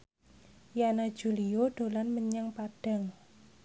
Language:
Javanese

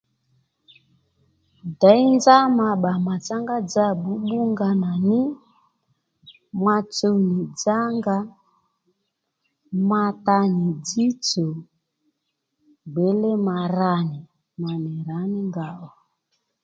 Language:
Lendu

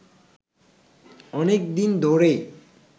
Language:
Bangla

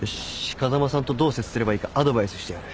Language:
Japanese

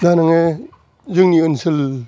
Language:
Bodo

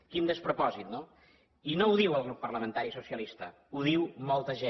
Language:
Catalan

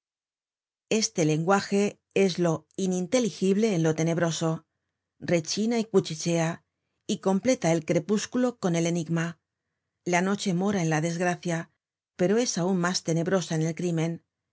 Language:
Spanish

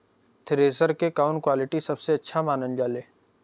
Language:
Bhojpuri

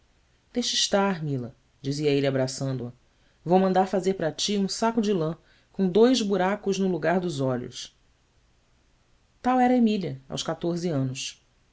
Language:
Portuguese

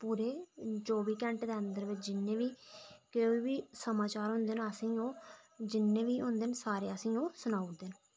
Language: Dogri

